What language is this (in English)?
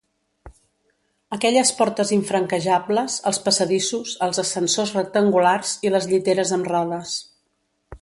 Catalan